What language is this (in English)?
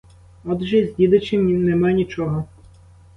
Ukrainian